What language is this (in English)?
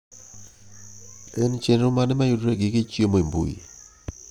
Luo (Kenya and Tanzania)